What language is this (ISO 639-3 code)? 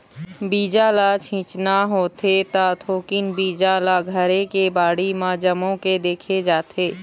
hne